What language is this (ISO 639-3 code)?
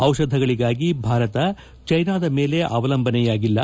kan